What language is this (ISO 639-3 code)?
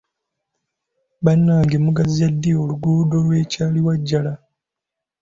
lug